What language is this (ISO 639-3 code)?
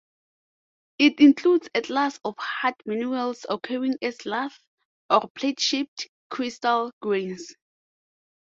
eng